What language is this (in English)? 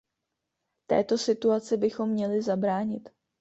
Czech